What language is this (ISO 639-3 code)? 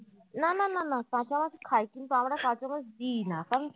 ben